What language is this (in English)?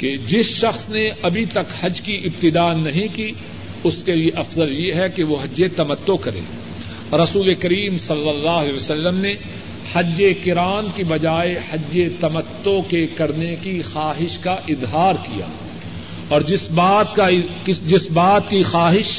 Urdu